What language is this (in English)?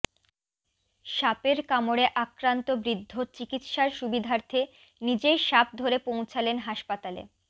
Bangla